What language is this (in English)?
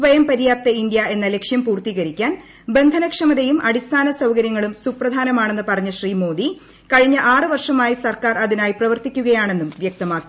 Malayalam